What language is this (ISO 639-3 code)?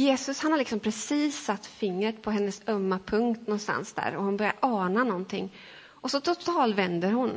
swe